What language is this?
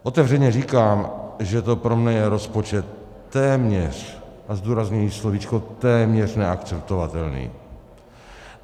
Czech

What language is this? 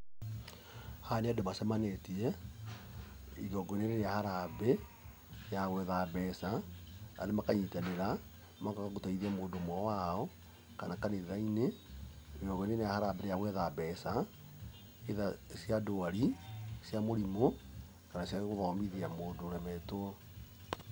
Kikuyu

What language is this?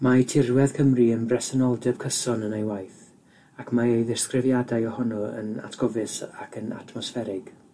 Welsh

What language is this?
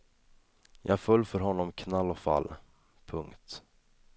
Swedish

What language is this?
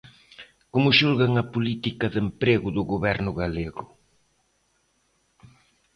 Galician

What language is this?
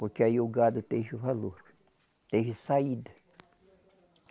Portuguese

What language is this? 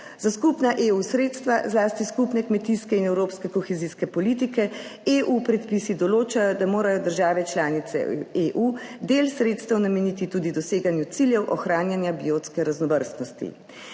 Slovenian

